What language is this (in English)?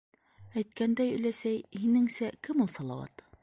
Bashkir